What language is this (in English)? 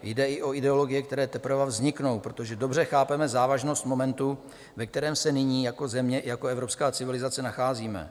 Czech